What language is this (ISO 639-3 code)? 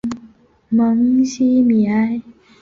zho